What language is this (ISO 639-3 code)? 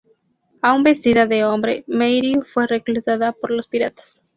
spa